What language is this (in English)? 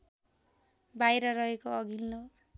Nepali